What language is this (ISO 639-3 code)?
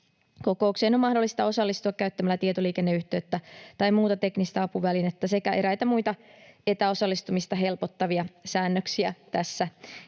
fin